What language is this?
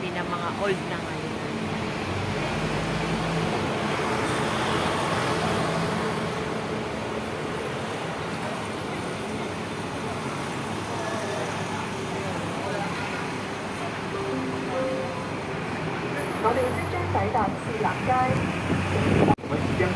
Filipino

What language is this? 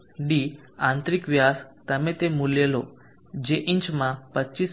Gujarati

